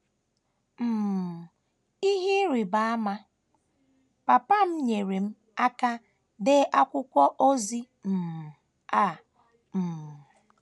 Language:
Igbo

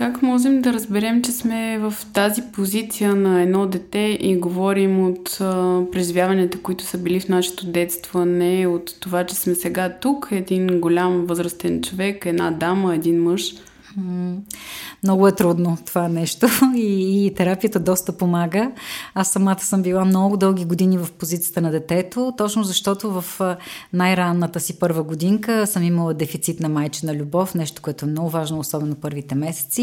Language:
Bulgarian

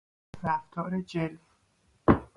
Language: Persian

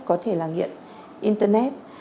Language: Vietnamese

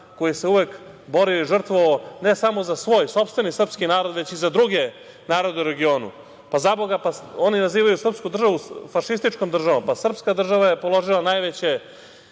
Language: Serbian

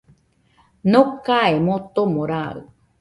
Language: Nüpode Huitoto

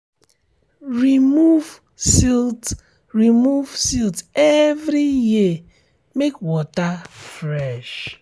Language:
Nigerian Pidgin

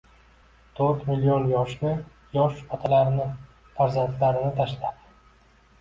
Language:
Uzbek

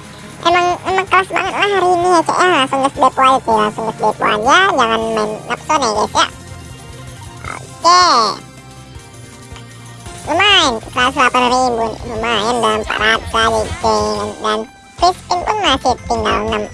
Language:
Indonesian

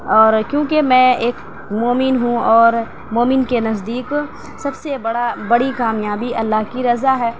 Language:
Urdu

